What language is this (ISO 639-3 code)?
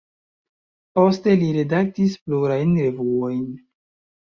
epo